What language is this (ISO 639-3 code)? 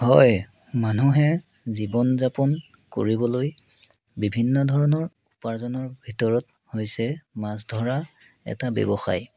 asm